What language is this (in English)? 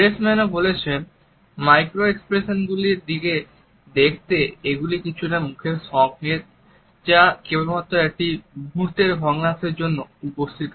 Bangla